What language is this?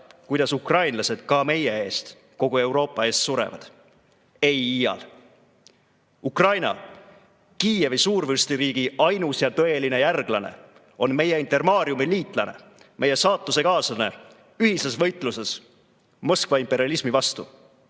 Estonian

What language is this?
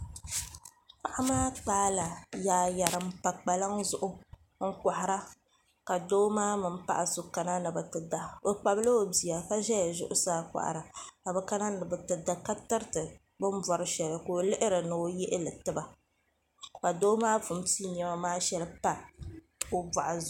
Dagbani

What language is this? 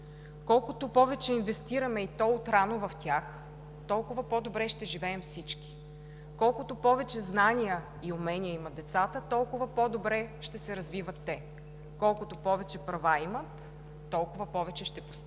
Bulgarian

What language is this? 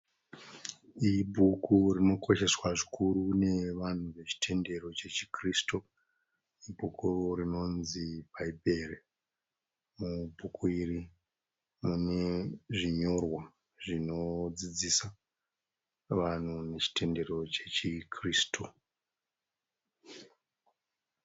Shona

